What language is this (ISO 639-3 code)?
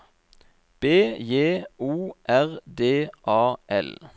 nor